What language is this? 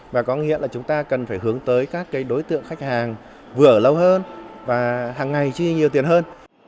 Vietnamese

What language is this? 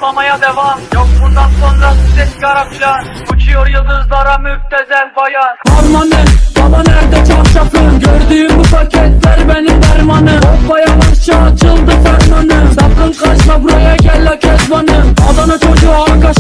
Romanian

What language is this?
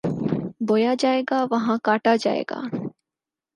Urdu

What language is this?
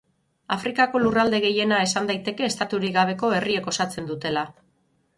Basque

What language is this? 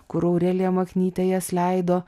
Lithuanian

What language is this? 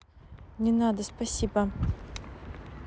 Russian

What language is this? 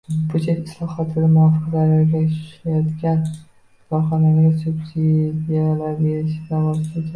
Uzbek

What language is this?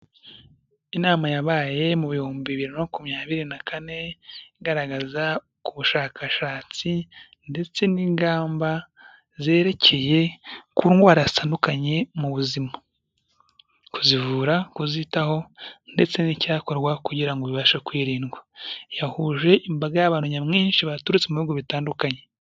Kinyarwanda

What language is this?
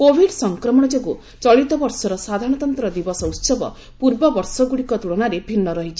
Odia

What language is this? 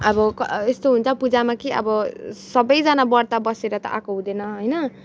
Nepali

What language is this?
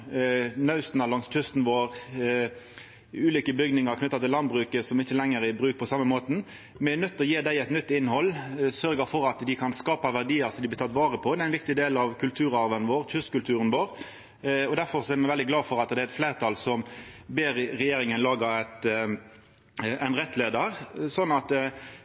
Norwegian Nynorsk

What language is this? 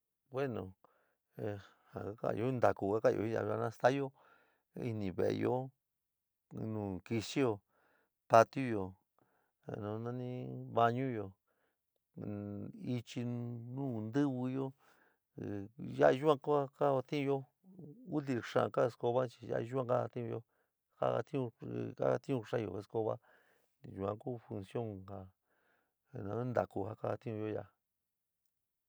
San Miguel El Grande Mixtec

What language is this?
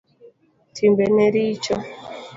Luo (Kenya and Tanzania)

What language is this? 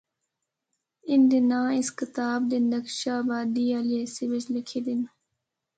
Northern Hindko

